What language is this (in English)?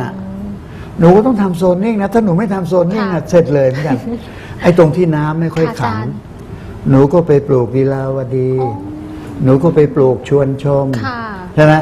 Thai